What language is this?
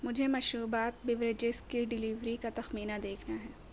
Urdu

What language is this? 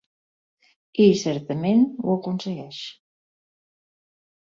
Catalan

